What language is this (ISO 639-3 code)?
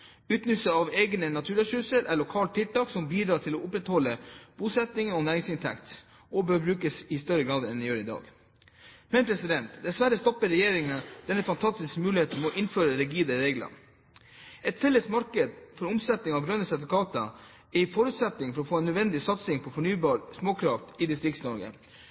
nob